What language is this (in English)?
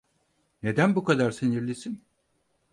Turkish